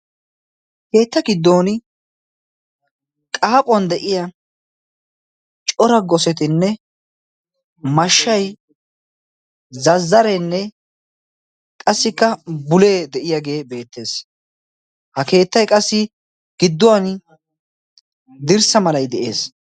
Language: Wolaytta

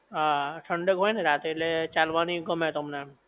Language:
Gujarati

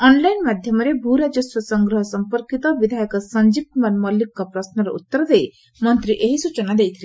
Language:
Odia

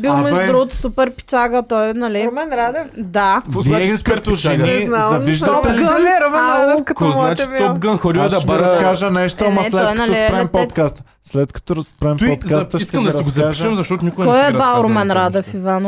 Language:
Bulgarian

